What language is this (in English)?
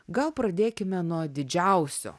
Lithuanian